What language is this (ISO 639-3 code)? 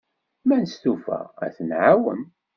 kab